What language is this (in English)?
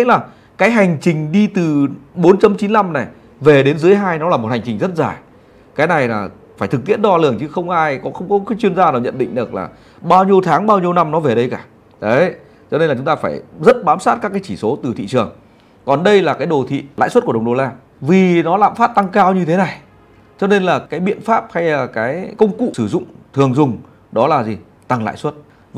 Vietnamese